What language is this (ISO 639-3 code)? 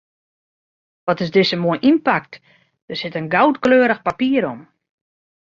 fry